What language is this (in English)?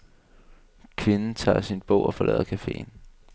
Danish